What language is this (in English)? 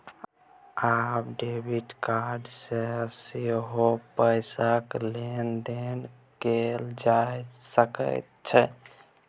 Maithili